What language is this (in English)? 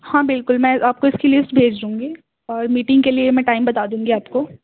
Urdu